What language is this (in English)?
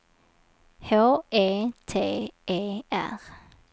Swedish